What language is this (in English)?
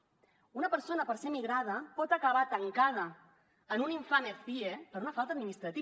Catalan